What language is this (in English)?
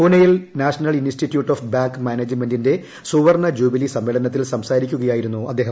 Malayalam